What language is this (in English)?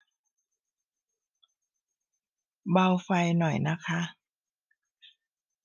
Thai